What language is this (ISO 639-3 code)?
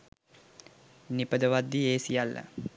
sin